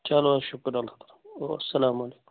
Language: Kashmiri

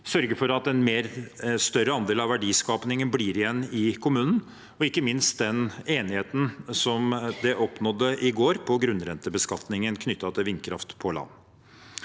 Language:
Norwegian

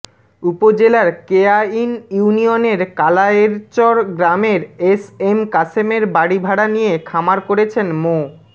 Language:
Bangla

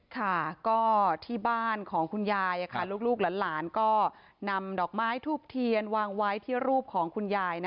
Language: Thai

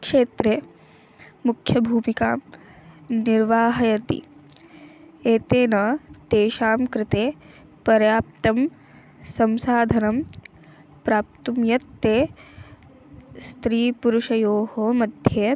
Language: Sanskrit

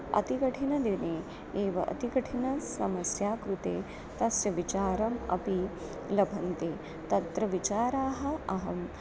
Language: Sanskrit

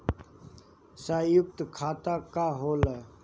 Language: Bhojpuri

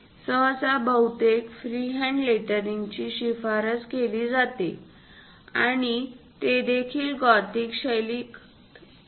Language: Marathi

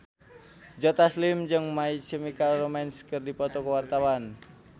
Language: Sundanese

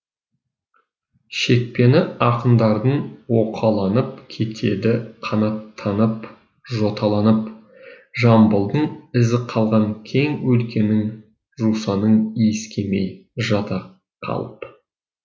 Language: Kazakh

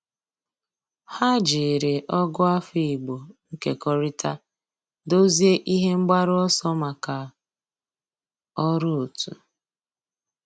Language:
Igbo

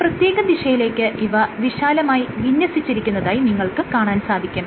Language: Malayalam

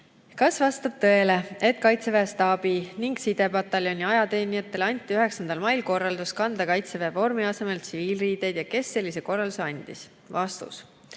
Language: Estonian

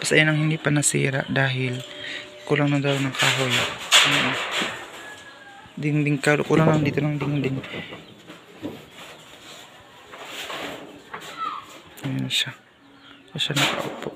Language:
Filipino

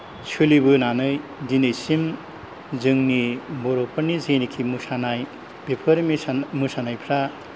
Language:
Bodo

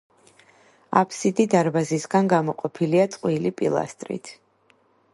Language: Georgian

